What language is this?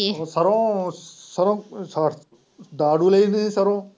Punjabi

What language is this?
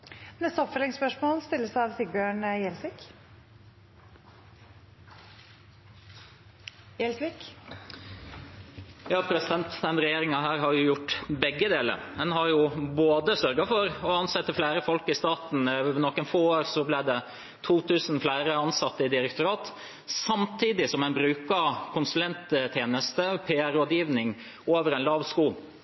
Norwegian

